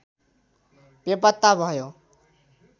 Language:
Nepali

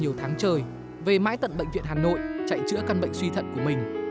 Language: Vietnamese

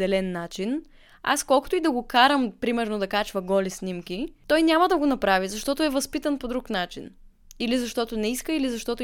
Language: Bulgarian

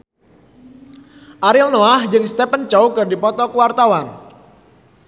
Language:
Sundanese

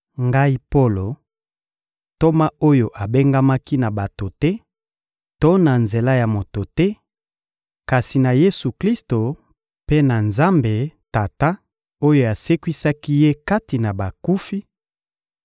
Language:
Lingala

